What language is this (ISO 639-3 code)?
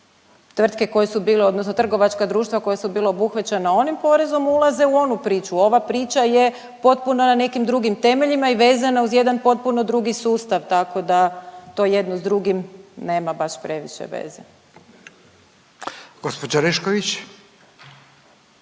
hrv